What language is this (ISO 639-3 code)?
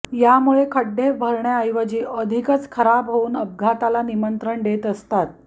mar